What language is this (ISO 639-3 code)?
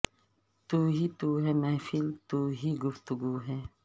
urd